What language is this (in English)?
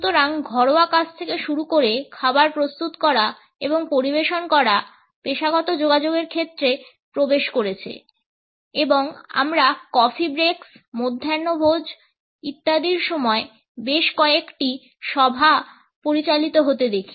Bangla